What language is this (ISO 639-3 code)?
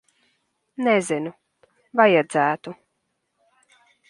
lav